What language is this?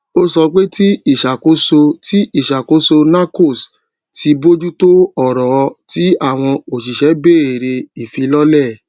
Yoruba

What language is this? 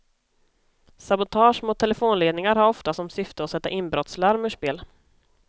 Swedish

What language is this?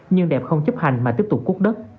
Vietnamese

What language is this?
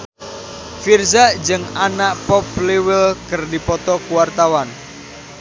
Sundanese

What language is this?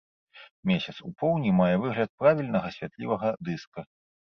Belarusian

